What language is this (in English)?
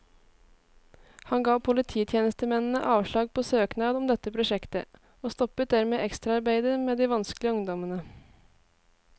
Norwegian